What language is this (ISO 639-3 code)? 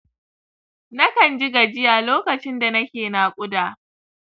hau